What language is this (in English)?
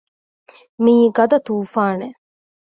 Divehi